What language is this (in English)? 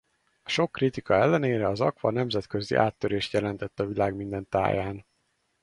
Hungarian